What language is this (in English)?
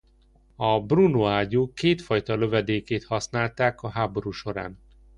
Hungarian